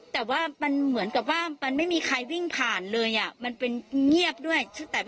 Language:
Thai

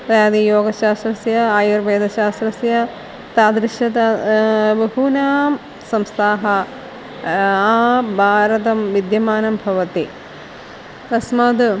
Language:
Sanskrit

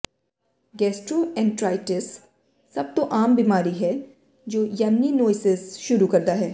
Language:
Punjabi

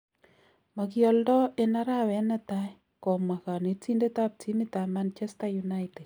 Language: Kalenjin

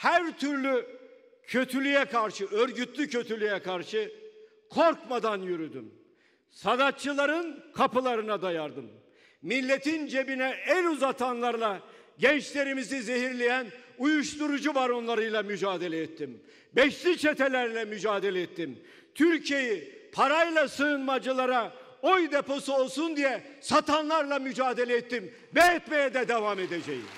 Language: Turkish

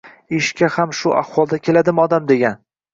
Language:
Uzbek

